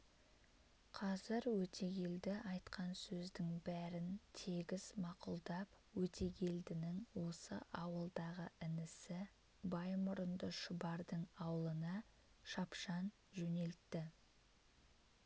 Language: Kazakh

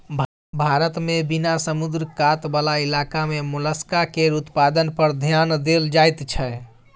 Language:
Maithili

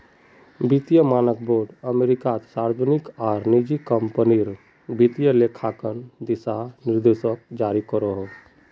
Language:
Magahi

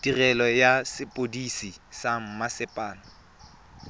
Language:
Tswana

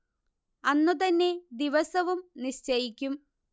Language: Malayalam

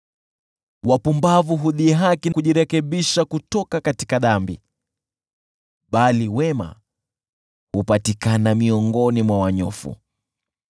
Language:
Swahili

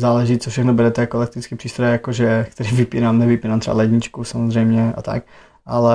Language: Czech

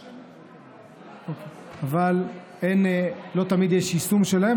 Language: Hebrew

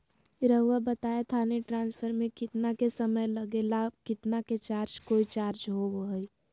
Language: Magahi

